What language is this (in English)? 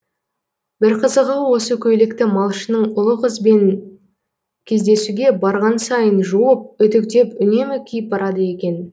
Kazakh